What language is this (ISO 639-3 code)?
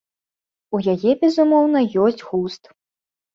bel